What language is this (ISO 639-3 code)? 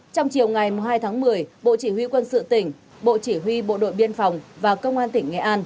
vie